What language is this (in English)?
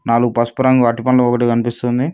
Telugu